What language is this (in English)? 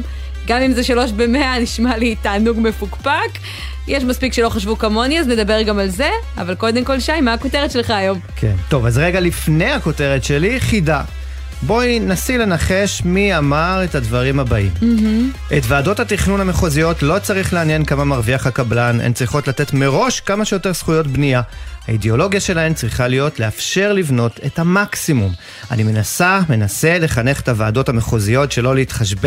Hebrew